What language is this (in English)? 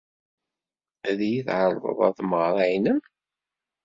Kabyle